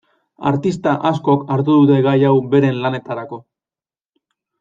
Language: Basque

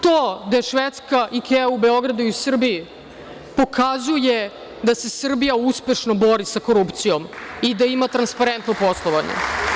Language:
Serbian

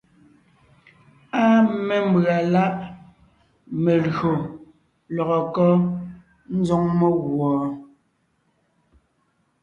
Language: Ngiemboon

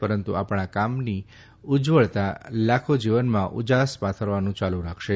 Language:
Gujarati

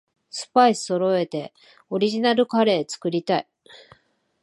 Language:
Japanese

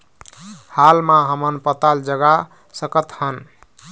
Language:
Chhattisgarhi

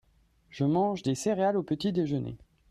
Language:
French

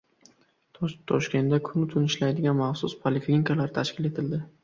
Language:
Uzbek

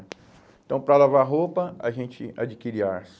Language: Portuguese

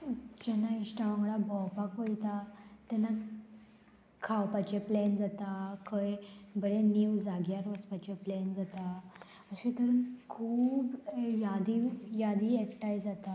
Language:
Konkani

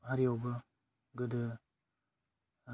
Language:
Bodo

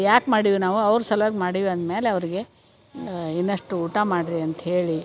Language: Kannada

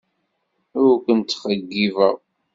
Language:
Kabyle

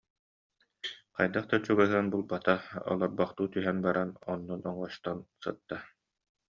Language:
Yakut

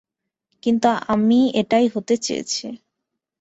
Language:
Bangla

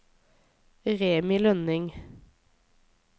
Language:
Norwegian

